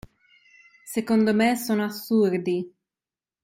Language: Italian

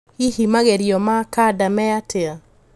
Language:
Kikuyu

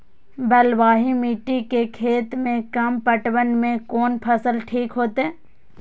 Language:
Maithili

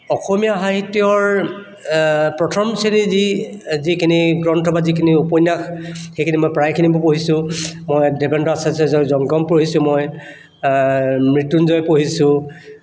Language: Assamese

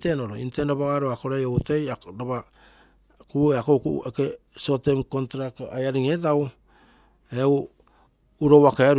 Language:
Terei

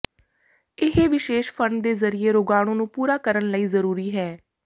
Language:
Punjabi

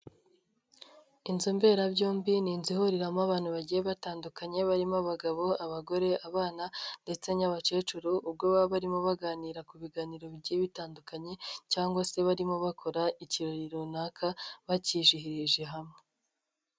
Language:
Kinyarwanda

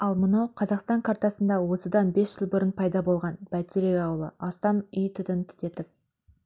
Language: Kazakh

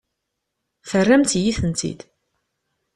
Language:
Kabyle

